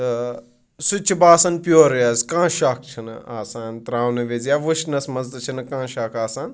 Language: Kashmiri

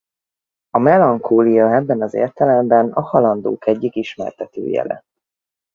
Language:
Hungarian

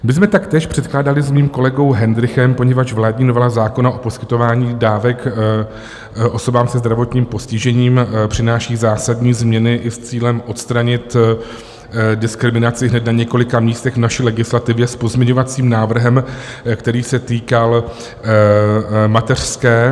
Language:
Czech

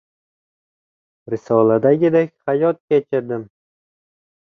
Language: Uzbek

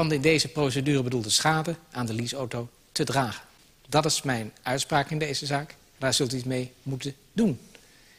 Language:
Dutch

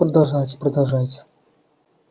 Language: Russian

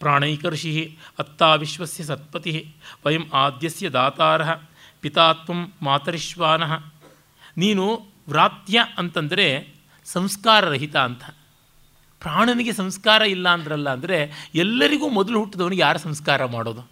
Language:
Kannada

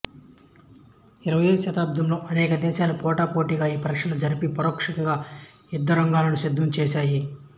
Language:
Telugu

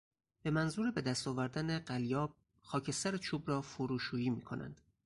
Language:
Persian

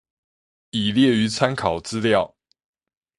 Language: Chinese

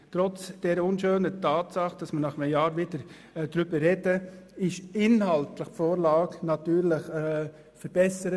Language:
Swiss German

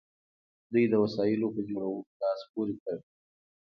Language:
Pashto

